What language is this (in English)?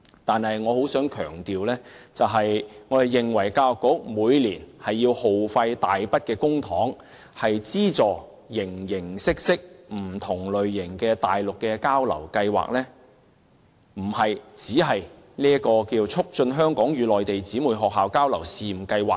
Cantonese